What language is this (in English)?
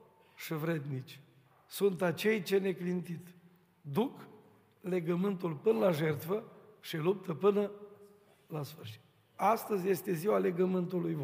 Romanian